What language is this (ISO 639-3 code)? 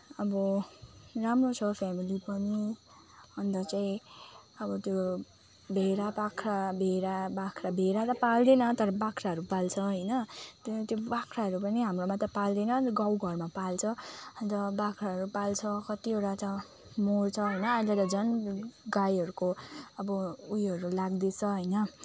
nep